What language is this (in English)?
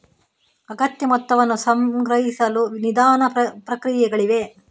Kannada